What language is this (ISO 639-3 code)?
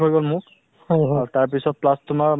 asm